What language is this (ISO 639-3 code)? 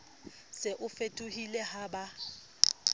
sot